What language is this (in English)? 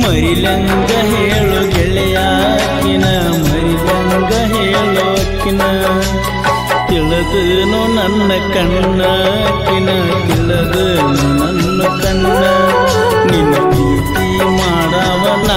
Arabic